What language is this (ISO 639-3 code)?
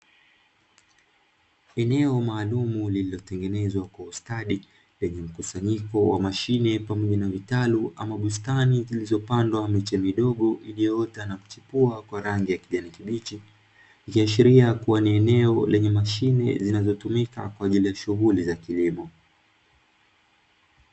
swa